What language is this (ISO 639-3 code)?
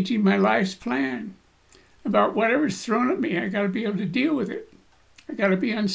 eng